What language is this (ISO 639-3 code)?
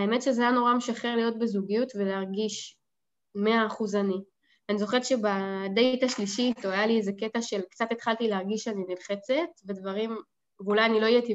heb